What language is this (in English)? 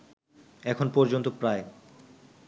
Bangla